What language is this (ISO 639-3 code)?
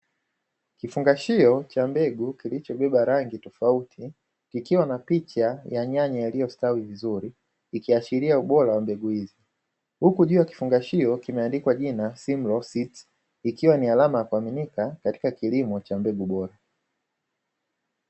swa